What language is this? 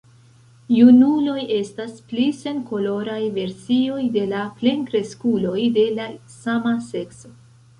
Esperanto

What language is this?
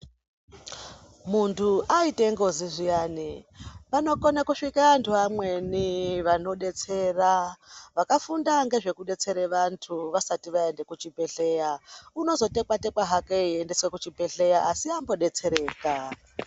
Ndau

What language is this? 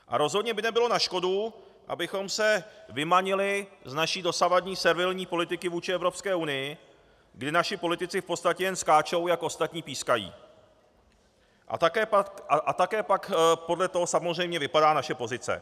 Czech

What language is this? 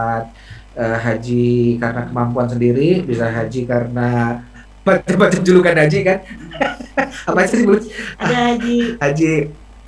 Indonesian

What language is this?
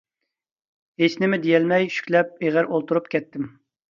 Uyghur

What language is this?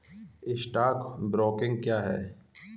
Hindi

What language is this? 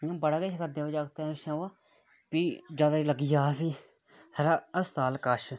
Dogri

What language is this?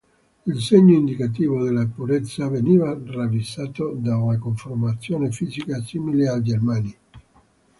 Italian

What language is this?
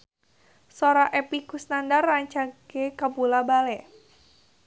Sundanese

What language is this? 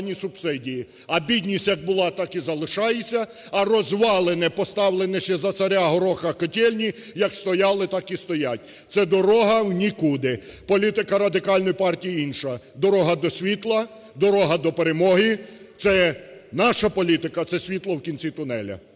Ukrainian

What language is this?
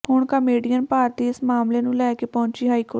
Punjabi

